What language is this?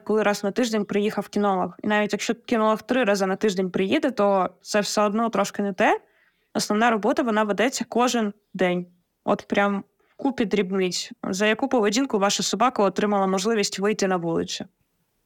Ukrainian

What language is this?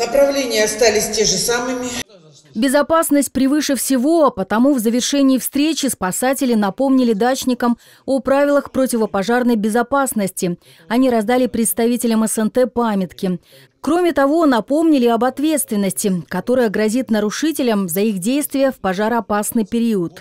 Russian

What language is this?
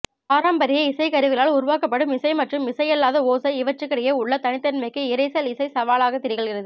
Tamil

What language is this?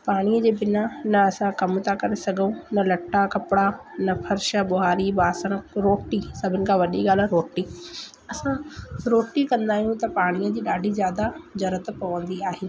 Sindhi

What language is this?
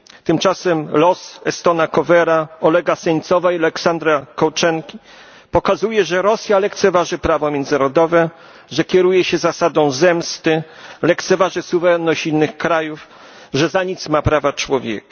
Polish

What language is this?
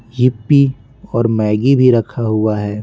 Hindi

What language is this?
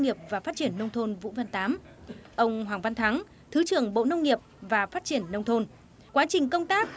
Vietnamese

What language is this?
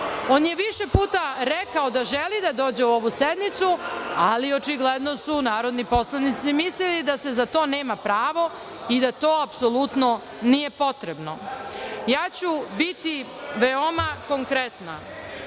Serbian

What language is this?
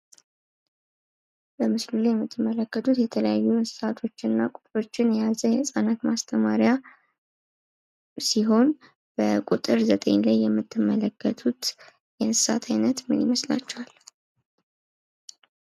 Amharic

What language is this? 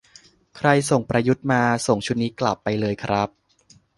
Thai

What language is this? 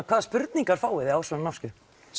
Icelandic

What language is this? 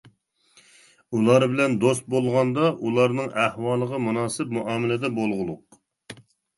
Uyghur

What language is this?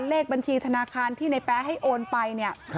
Thai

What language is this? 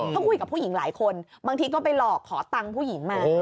Thai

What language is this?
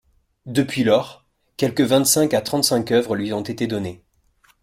French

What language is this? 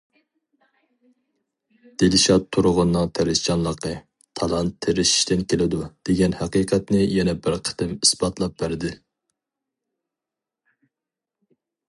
Uyghur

